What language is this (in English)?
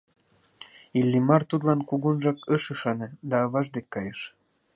Mari